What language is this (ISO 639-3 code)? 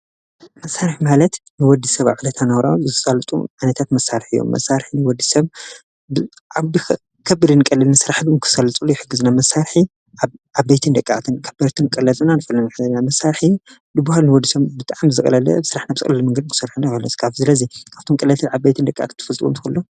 tir